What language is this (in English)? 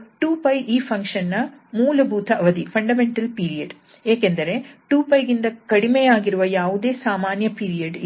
Kannada